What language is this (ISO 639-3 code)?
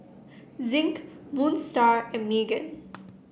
eng